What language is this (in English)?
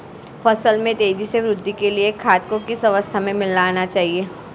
Hindi